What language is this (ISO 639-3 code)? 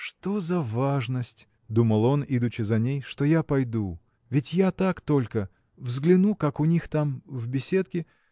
rus